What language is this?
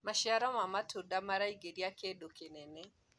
Kikuyu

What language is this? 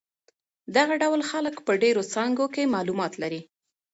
Pashto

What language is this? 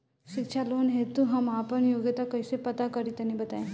Bhojpuri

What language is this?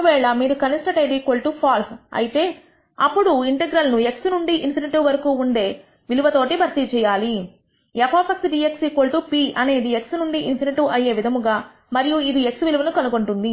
Telugu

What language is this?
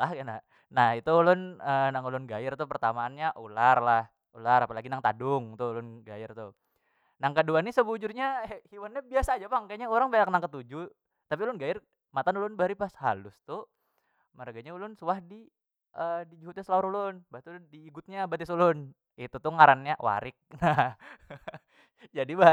Banjar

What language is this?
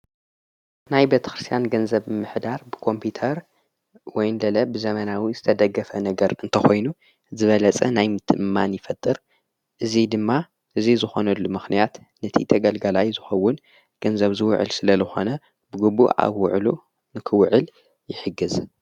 Tigrinya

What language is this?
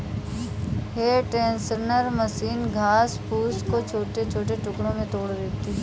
Hindi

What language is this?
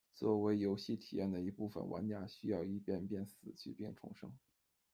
Chinese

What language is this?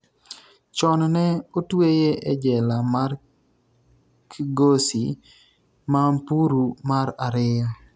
Luo (Kenya and Tanzania)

